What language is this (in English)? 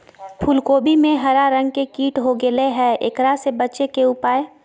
Magahi